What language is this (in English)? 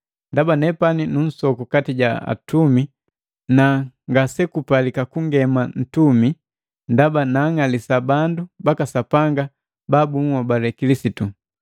Matengo